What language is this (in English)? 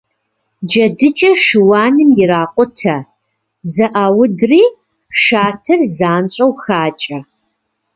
Kabardian